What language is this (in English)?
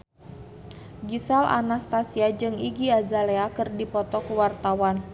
Sundanese